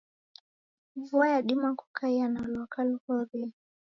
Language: Taita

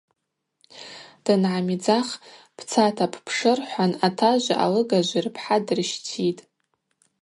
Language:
Abaza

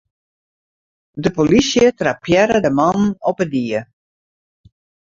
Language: Western Frisian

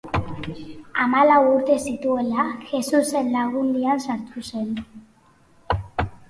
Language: Basque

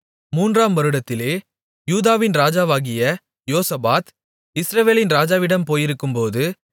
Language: Tamil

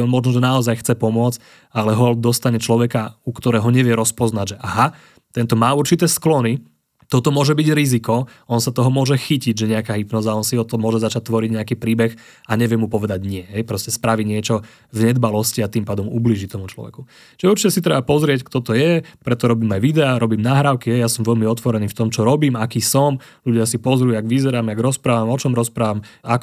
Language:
Slovak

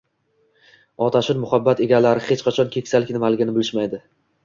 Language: Uzbek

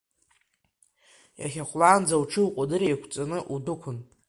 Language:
Abkhazian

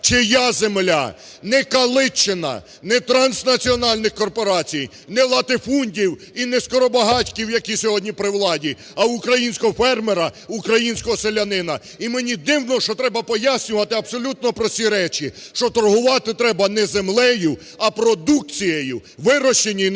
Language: Ukrainian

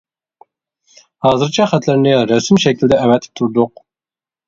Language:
Uyghur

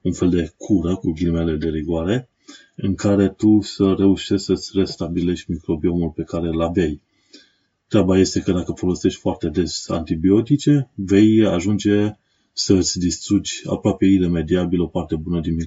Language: Romanian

